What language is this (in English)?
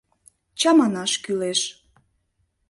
Mari